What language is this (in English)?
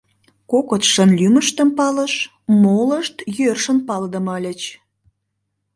Mari